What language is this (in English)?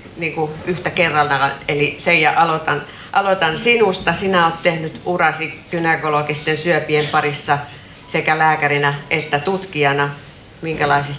Finnish